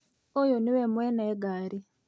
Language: Kikuyu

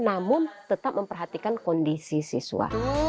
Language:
Indonesian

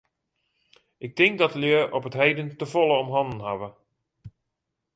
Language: Western Frisian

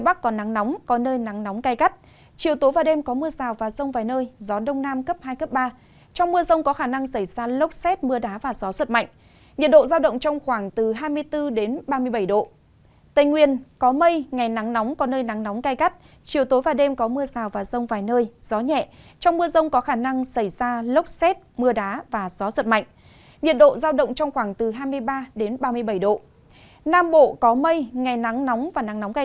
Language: Vietnamese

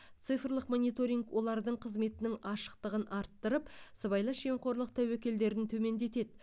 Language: Kazakh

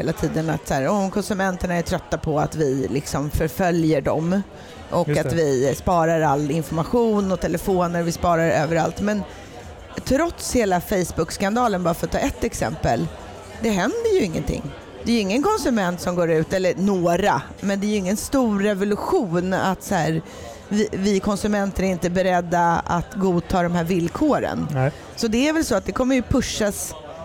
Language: Swedish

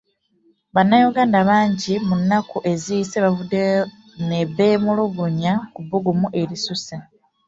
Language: Ganda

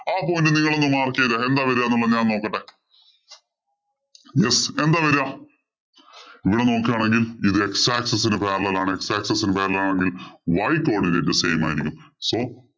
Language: Malayalam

